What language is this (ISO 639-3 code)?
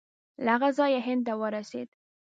pus